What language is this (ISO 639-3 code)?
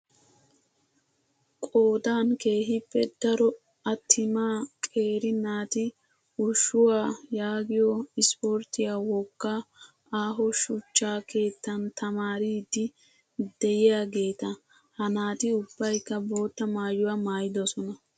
wal